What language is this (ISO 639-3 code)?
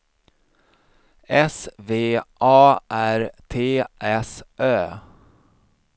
swe